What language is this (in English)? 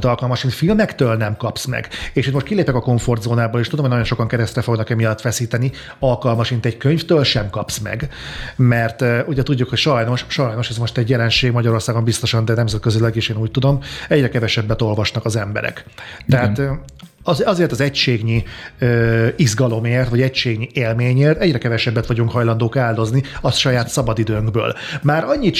Hungarian